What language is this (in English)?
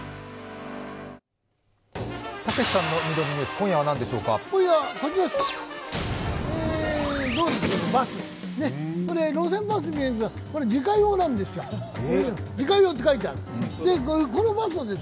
Japanese